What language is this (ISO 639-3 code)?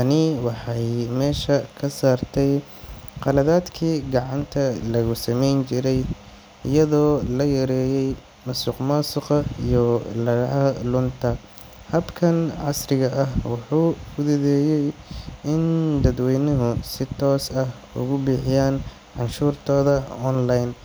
som